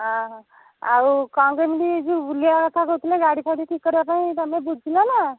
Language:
Odia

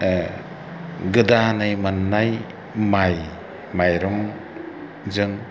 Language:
Bodo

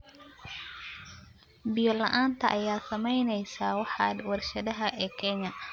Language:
Somali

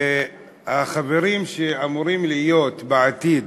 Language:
Hebrew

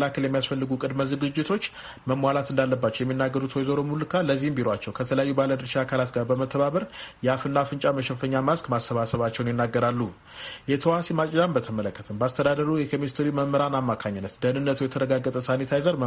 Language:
Amharic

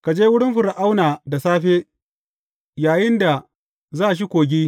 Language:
Hausa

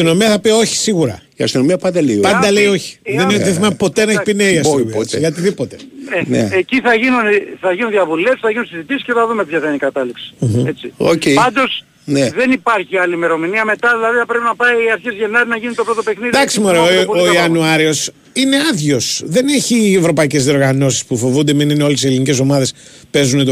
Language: Greek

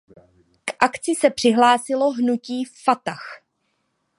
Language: Czech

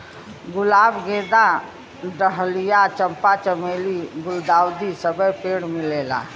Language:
Bhojpuri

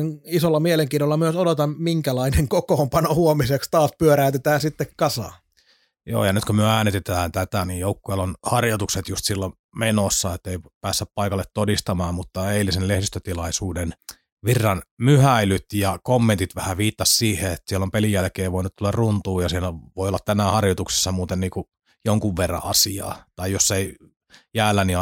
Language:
Finnish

